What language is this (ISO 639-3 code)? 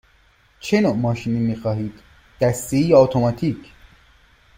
fas